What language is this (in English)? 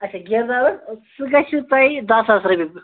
Kashmiri